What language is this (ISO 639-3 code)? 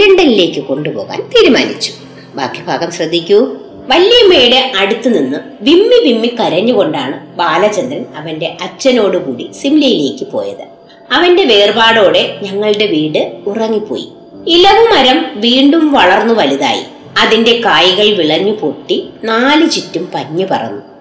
mal